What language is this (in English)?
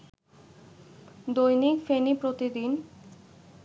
Bangla